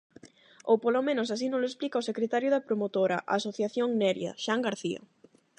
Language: Galician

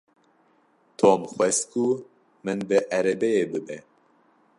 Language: Kurdish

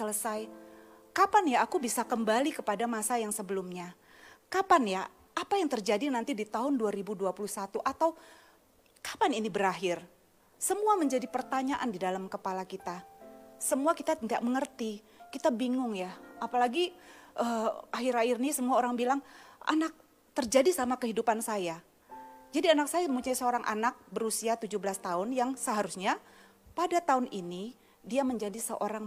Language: Indonesian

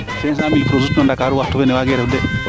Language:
Serer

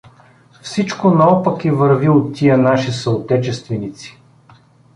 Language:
Bulgarian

